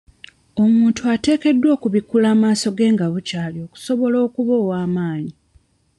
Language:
Ganda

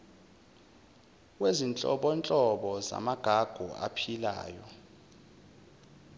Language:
Zulu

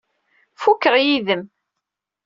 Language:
Kabyle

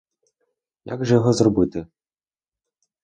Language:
Ukrainian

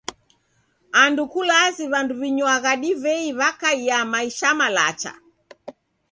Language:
Taita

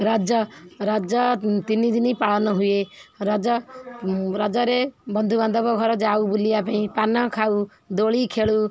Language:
Odia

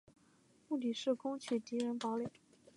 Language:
Chinese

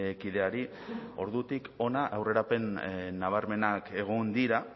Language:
Basque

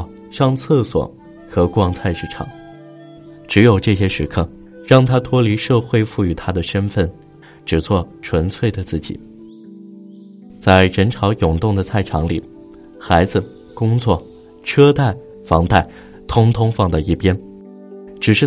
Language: Chinese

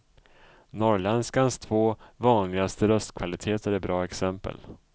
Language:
Swedish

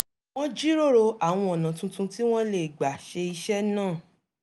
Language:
Yoruba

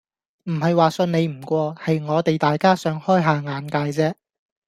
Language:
Cantonese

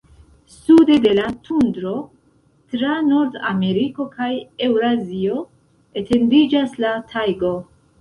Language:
Esperanto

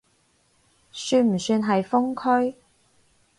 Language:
Cantonese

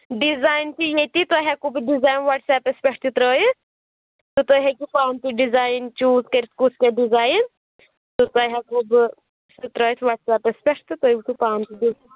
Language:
Kashmiri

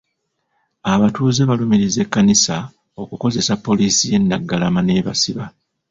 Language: Ganda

